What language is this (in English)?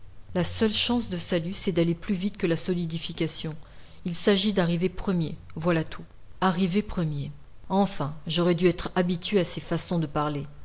French